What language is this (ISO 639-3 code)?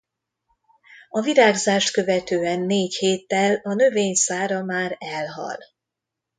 hun